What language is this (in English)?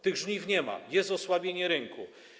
Polish